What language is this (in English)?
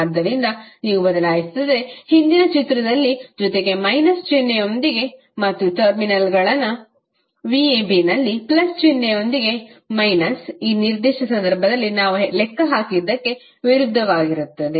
Kannada